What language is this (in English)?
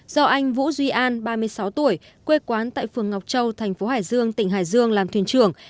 Vietnamese